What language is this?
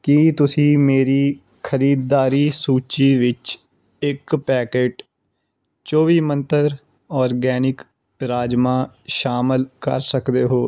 Punjabi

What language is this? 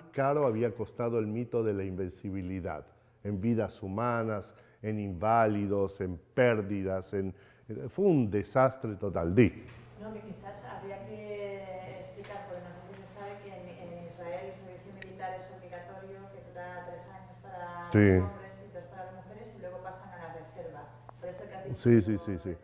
Spanish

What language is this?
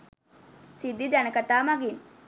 Sinhala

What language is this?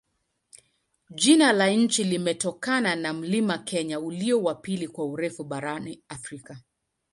Swahili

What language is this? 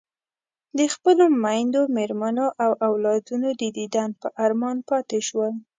Pashto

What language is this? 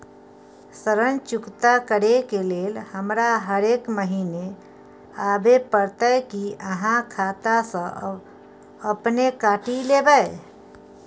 Maithili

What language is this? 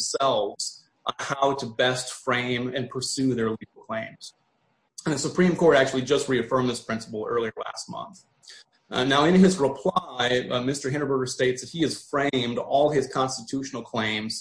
English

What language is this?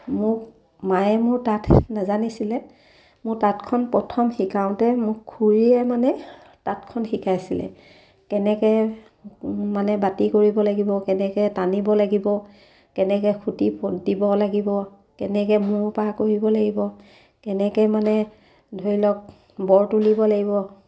Assamese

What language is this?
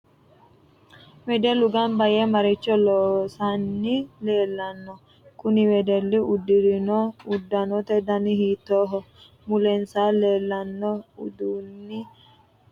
Sidamo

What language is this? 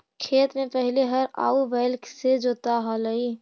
Magahi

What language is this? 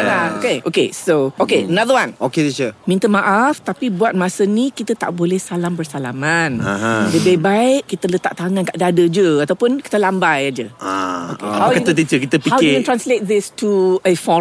Malay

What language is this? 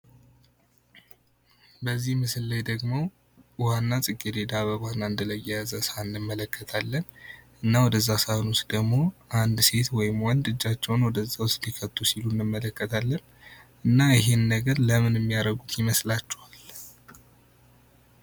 Amharic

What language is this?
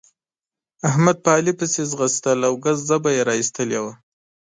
Pashto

